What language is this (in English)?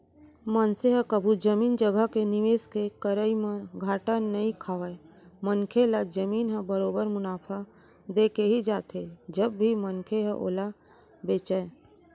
Chhattisgarhi